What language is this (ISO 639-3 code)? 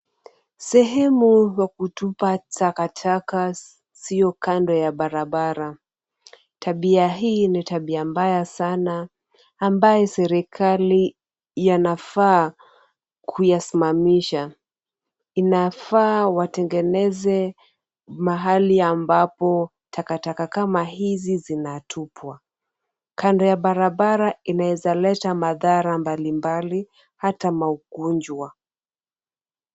swa